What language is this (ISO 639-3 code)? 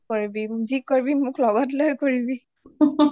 asm